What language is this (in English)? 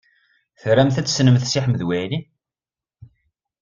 Kabyle